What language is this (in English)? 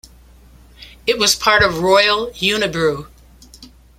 English